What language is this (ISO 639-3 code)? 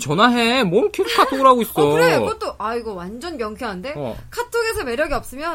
kor